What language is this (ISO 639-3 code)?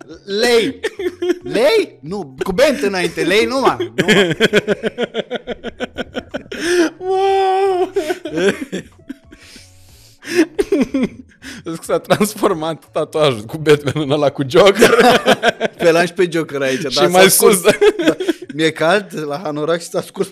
ron